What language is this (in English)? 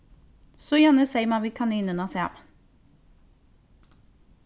Faroese